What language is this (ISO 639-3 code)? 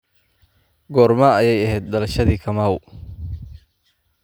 som